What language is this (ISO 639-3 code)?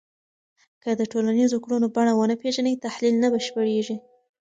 pus